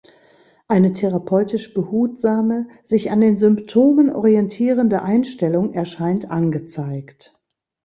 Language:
German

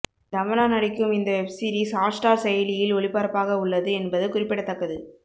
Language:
Tamil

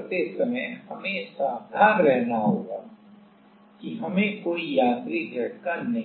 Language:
Hindi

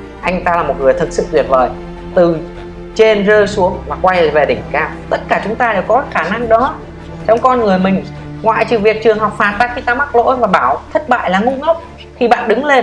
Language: Vietnamese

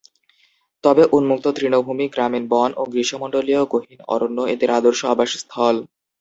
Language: Bangla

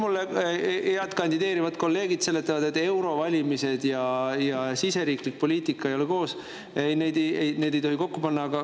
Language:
Estonian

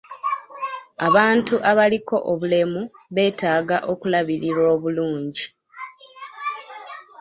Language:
Ganda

